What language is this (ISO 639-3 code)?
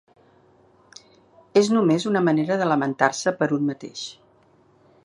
cat